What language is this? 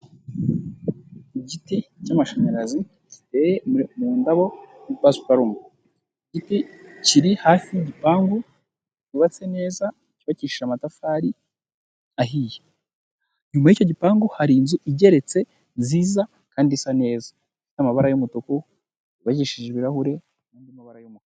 Kinyarwanda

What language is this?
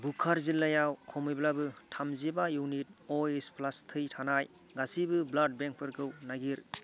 Bodo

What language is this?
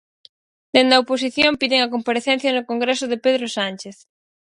Galician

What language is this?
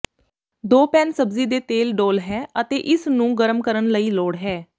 Punjabi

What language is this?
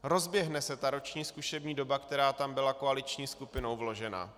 Czech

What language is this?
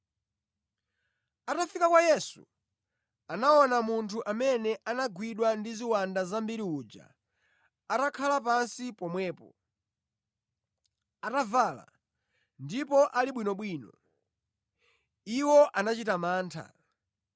Nyanja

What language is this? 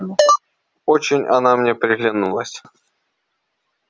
Russian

